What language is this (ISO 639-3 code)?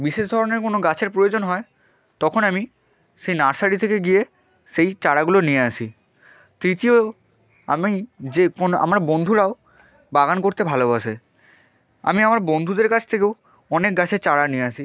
ben